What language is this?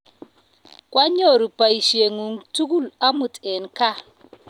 Kalenjin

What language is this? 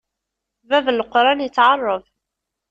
Kabyle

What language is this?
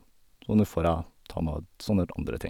Norwegian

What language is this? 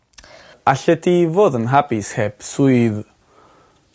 Welsh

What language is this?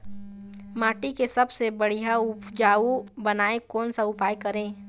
Chhattisgarhi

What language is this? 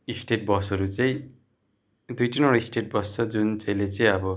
Nepali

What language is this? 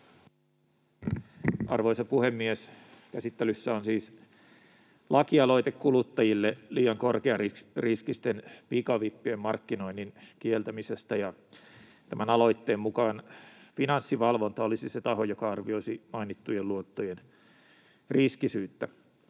Finnish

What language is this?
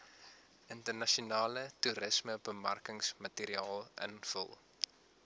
Afrikaans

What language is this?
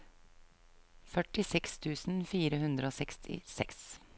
Norwegian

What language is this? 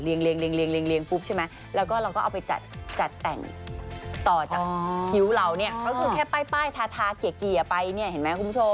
Thai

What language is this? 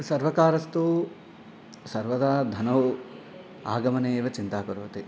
Sanskrit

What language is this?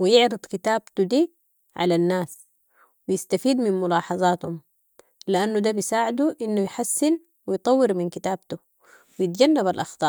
Sudanese Arabic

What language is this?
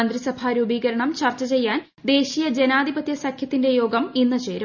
Malayalam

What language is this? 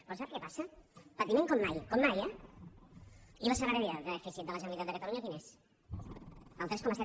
Catalan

